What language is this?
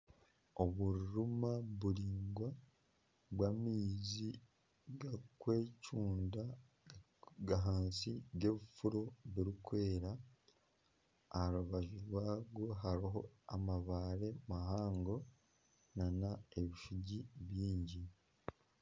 Nyankole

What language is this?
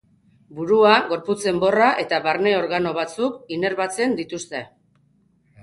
Basque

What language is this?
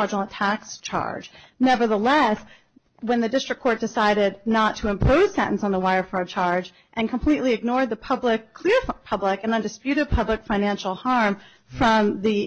English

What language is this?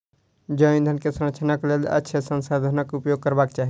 Maithili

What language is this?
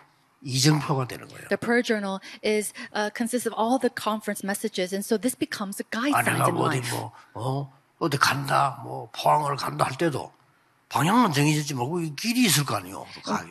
Korean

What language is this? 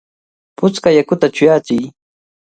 Cajatambo North Lima Quechua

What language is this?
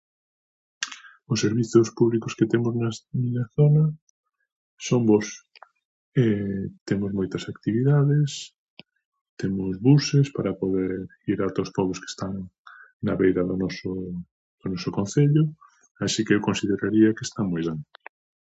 Galician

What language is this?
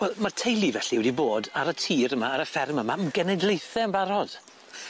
Welsh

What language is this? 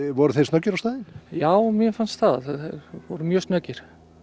Icelandic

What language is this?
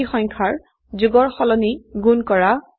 Assamese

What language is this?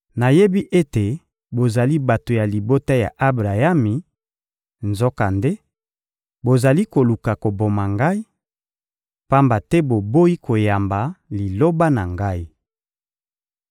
Lingala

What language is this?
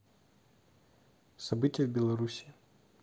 Russian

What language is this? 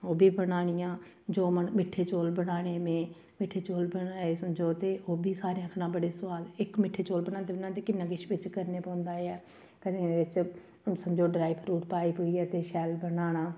Dogri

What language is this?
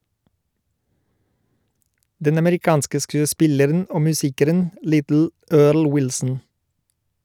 Norwegian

